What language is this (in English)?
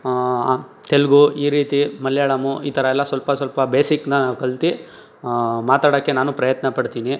Kannada